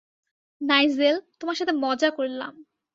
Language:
Bangla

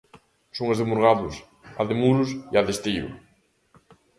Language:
Galician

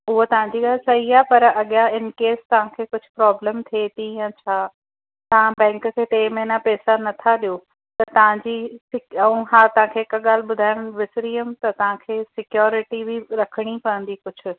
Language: Sindhi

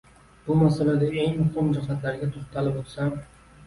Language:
Uzbek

